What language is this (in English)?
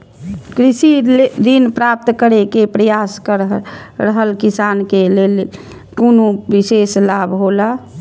Maithili